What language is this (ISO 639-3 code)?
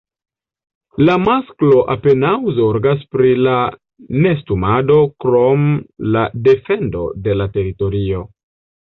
epo